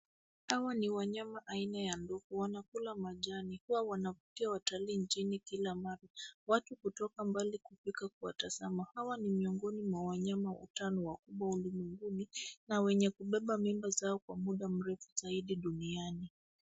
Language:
Swahili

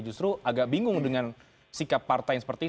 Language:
Indonesian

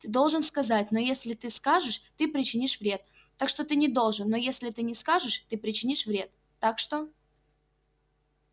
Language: Russian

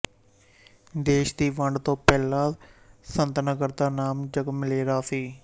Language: Punjabi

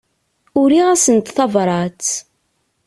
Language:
Kabyle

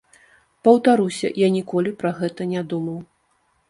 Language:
Belarusian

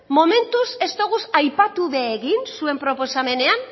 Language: Basque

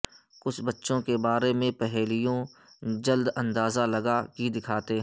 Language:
Urdu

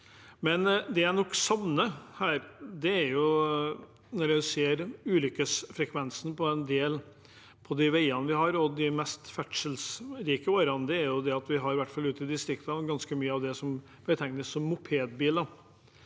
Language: Norwegian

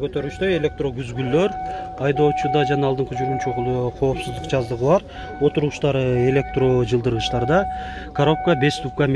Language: Turkish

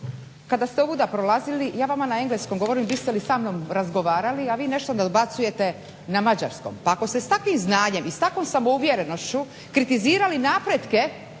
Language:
Croatian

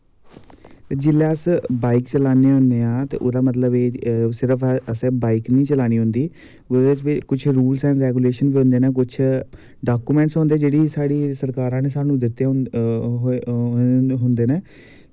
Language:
Dogri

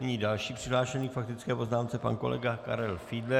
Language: Czech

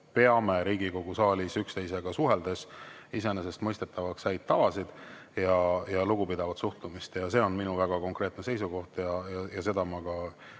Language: Estonian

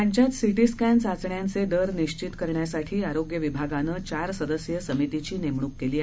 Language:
Marathi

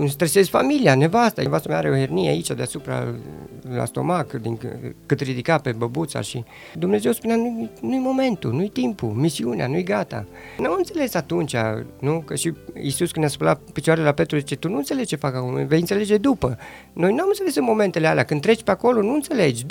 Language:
Romanian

